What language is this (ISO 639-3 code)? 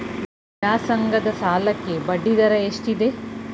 kan